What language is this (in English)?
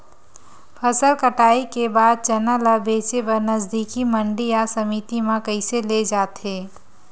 Chhattisgarhi